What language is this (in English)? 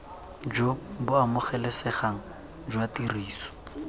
Tswana